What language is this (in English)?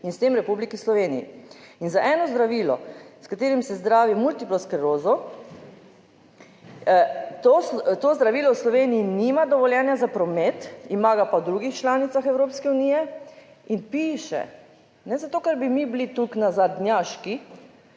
Slovenian